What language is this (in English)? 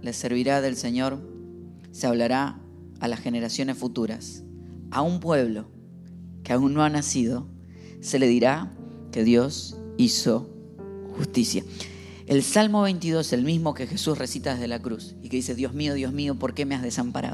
Spanish